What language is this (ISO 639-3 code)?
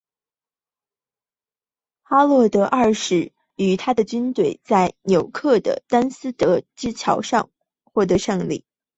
zho